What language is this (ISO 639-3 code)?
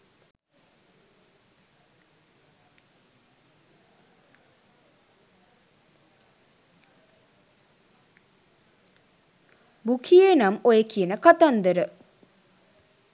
sin